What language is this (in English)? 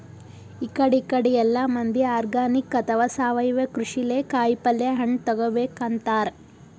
Kannada